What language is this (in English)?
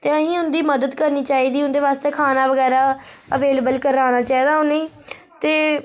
Dogri